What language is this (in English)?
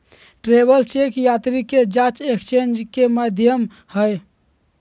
Magahi